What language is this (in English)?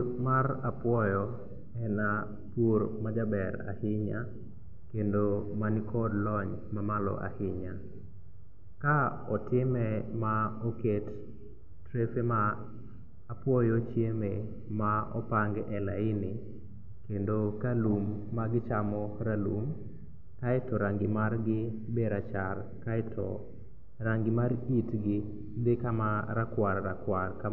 Luo (Kenya and Tanzania)